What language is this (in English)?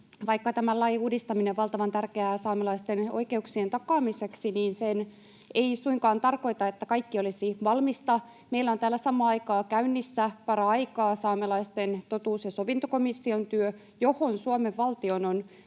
Finnish